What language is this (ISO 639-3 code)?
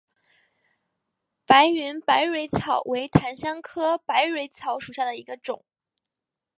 zho